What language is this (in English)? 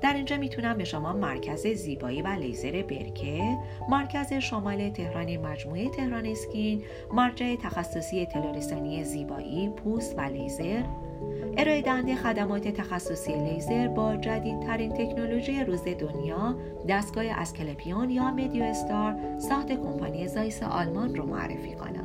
Persian